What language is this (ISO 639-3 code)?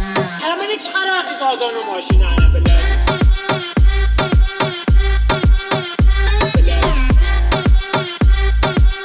uzb